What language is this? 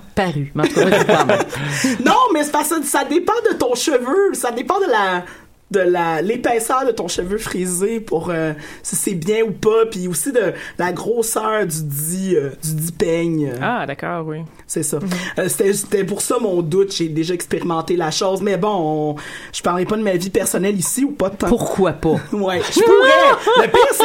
French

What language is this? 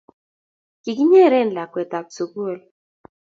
Kalenjin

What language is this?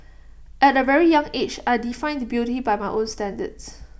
English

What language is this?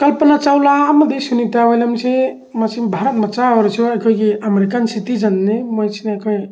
Manipuri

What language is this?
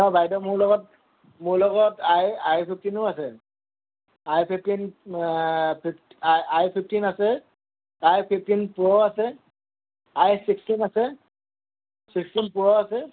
Assamese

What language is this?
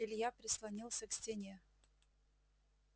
Russian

